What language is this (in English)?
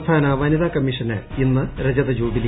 Malayalam